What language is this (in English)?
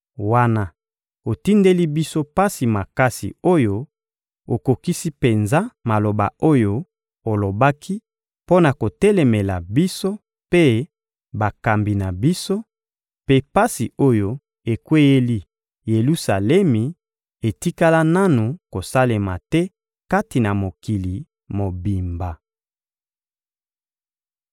Lingala